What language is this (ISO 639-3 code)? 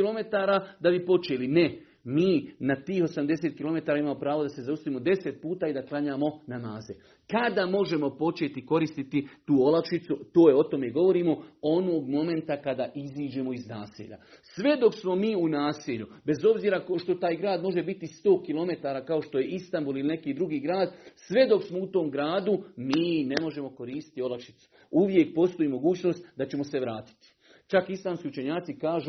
hrv